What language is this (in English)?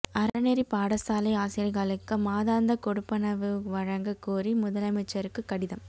Tamil